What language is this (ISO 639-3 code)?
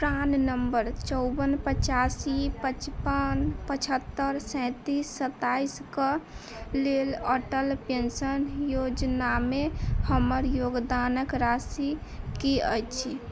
mai